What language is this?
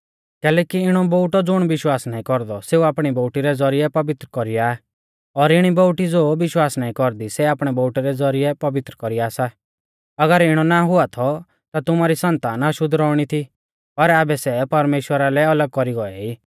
Mahasu Pahari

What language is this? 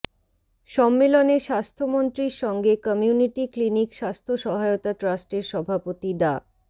Bangla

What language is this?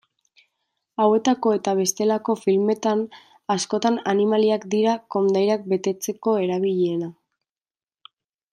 Basque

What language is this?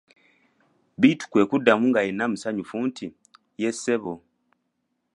Ganda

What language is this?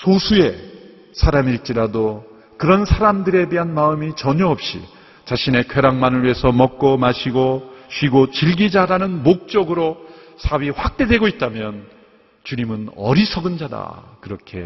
Korean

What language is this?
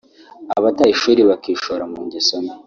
Kinyarwanda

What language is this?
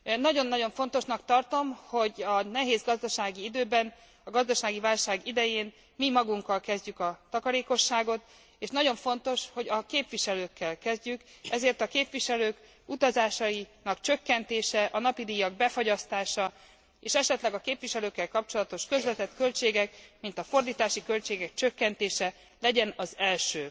Hungarian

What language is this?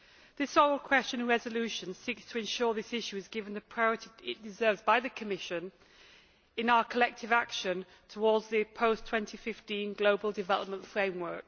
English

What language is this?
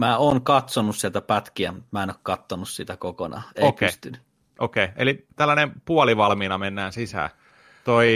Finnish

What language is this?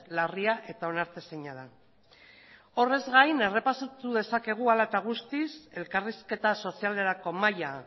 Basque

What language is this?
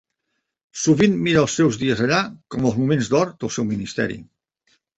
Catalan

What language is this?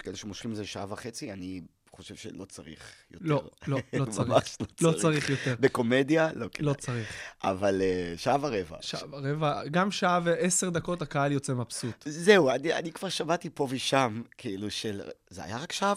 Hebrew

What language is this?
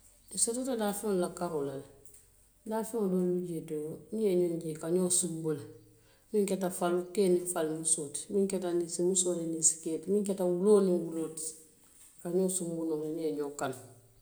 Western Maninkakan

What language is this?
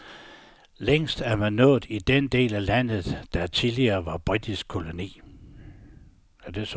Danish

